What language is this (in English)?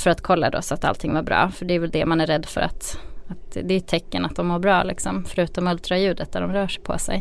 Swedish